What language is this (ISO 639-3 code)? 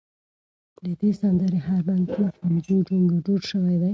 pus